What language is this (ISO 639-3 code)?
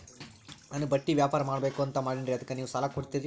kan